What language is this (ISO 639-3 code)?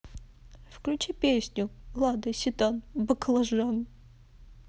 rus